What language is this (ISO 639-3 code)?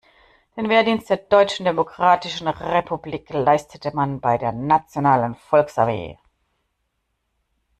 deu